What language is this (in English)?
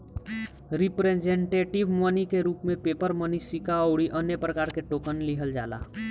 Bhojpuri